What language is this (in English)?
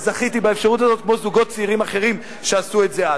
Hebrew